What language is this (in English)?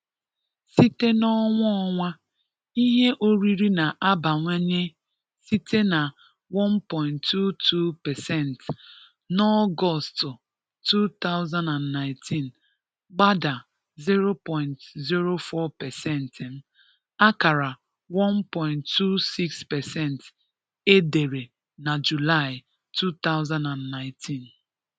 Igbo